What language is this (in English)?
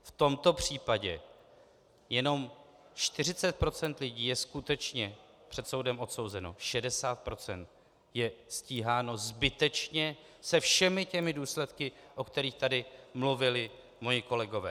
Czech